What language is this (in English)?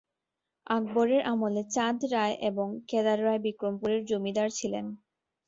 Bangla